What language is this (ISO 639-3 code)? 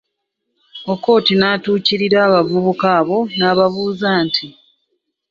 lug